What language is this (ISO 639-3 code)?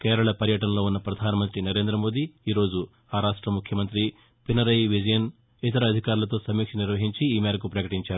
tel